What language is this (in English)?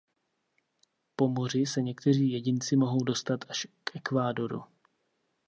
Czech